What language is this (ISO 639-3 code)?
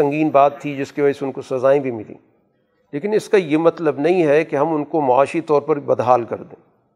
urd